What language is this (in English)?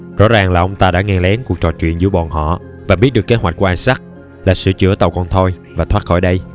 Vietnamese